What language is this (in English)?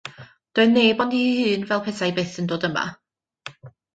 Welsh